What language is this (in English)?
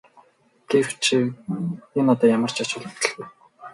Mongolian